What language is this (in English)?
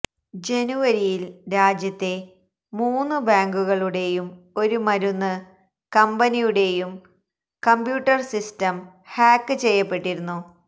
Malayalam